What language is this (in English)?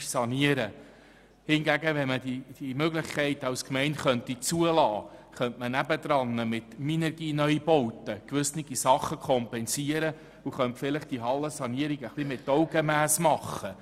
Swiss German